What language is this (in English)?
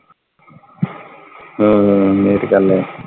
Punjabi